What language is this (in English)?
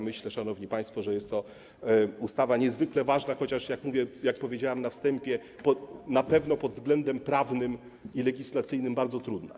Polish